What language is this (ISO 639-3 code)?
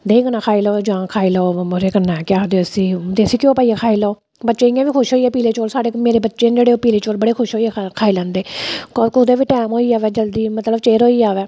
doi